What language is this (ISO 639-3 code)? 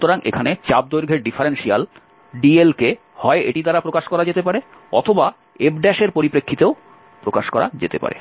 ben